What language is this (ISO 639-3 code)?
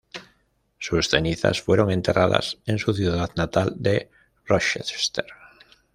spa